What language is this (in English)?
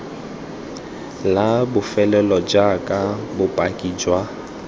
Tswana